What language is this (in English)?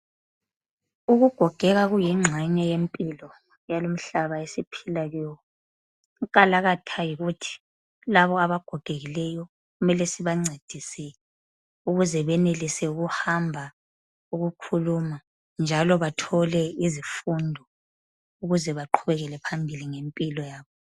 North Ndebele